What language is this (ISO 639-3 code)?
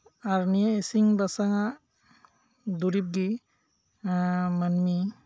sat